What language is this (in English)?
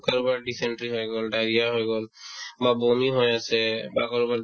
Assamese